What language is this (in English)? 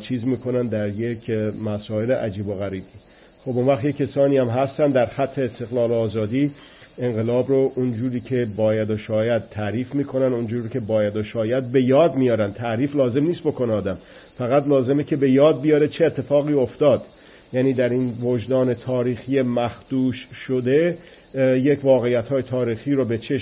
Persian